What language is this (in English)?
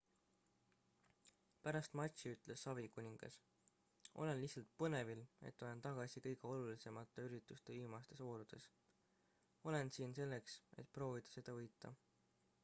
Estonian